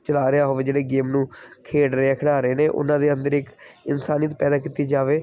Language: Punjabi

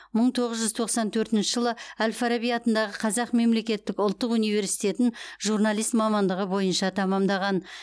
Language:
Kazakh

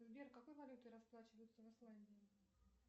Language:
Russian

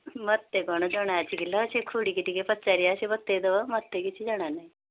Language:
Odia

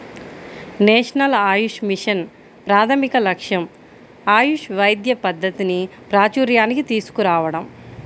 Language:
Telugu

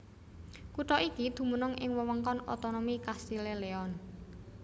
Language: Javanese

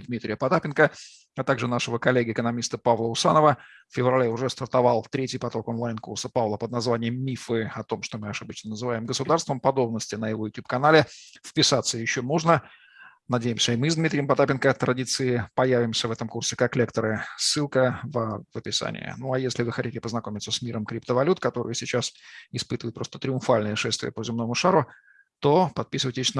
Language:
Russian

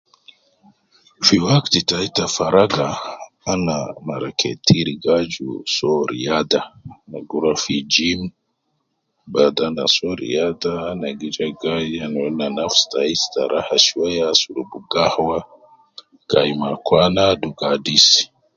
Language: Nubi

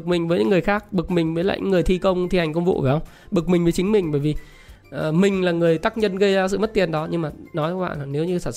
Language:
Vietnamese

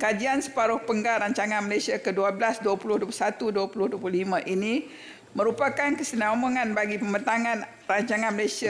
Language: Malay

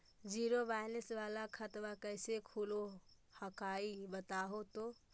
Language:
Magahi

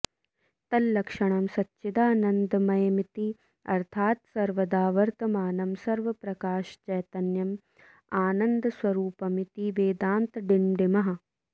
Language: Sanskrit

